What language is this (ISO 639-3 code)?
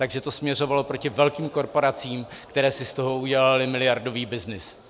ces